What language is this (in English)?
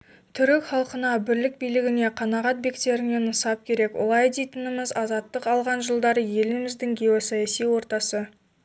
Kazakh